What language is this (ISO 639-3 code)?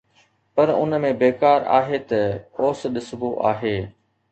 snd